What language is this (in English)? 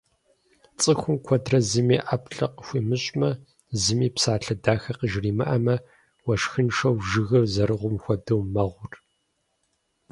Kabardian